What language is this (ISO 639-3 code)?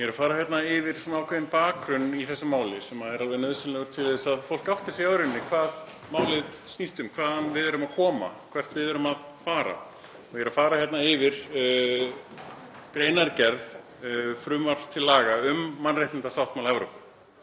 isl